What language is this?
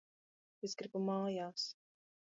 Latvian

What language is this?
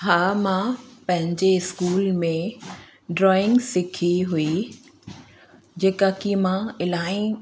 Sindhi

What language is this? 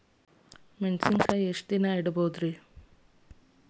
Kannada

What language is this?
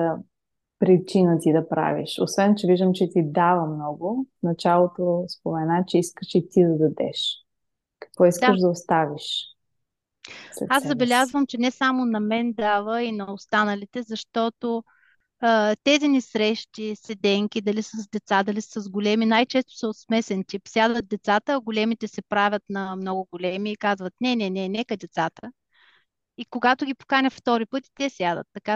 Bulgarian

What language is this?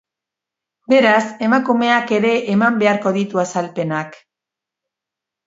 Basque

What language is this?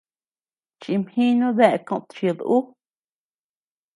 Tepeuxila Cuicatec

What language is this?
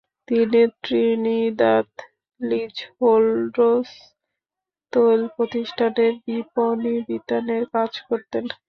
Bangla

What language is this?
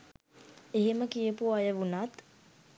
Sinhala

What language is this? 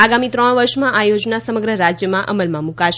Gujarati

